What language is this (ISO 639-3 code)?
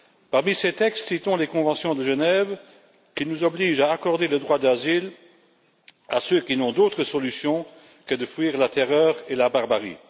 fra